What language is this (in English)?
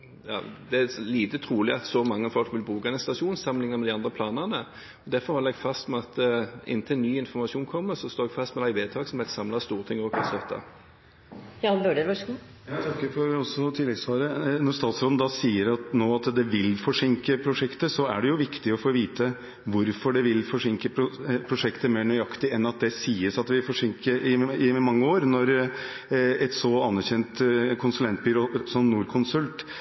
Norwegian Bokmål